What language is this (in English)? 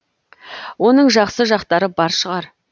Kazakh